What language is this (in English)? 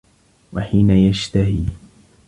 Arabic